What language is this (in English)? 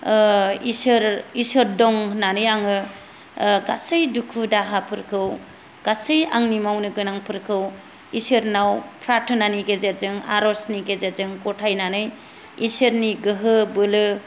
Bodo